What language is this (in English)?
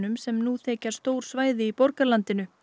Icelandic